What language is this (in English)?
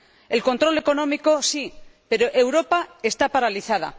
Spanish